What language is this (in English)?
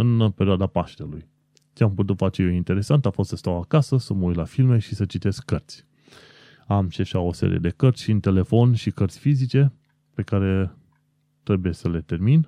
Romanian